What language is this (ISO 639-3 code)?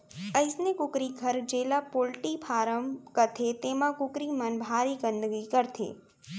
hne